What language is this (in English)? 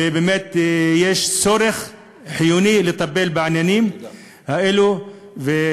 Hebrew